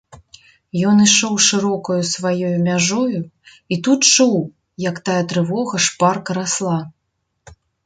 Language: Belarusian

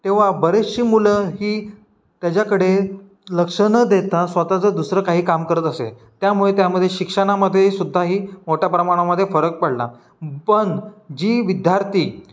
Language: Marathi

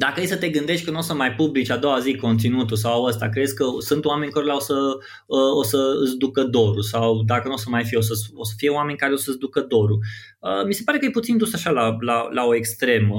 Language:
Romanian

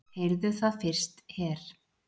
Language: Icelandic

